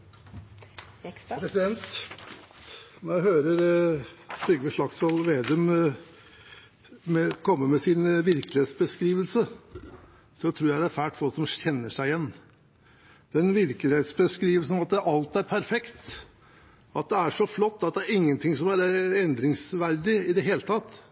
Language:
Norwegian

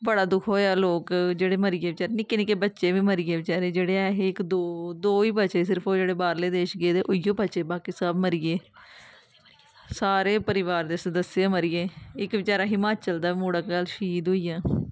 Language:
Dogri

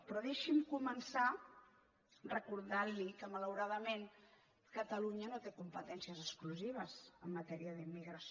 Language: Catalan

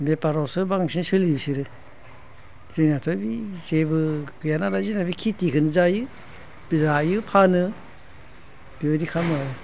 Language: Bodo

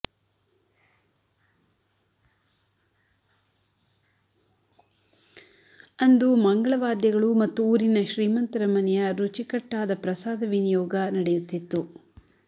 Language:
Kannada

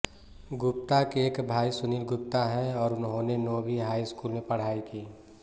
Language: Hindi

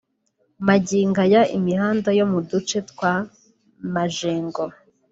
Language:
Kinyarwanda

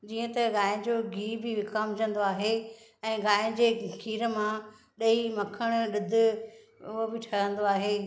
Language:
Sindhi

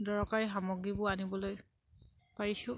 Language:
Assamese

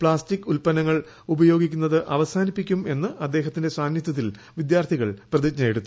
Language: Malayalam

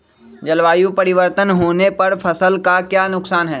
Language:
Magahi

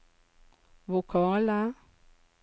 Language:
Norwegian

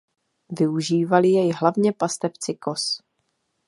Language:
Czech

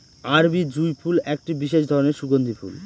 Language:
Bangla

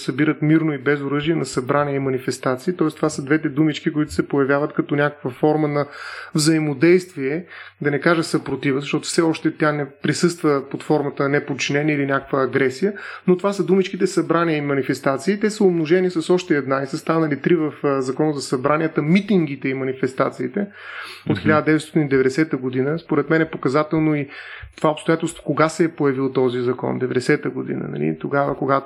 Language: Bulgarian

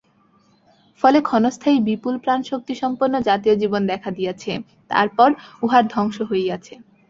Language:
Bangla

